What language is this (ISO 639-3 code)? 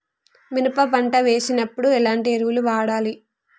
tel